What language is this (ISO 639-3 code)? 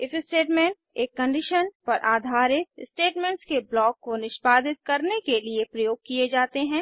hin